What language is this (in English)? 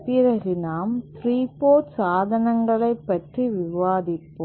Tamil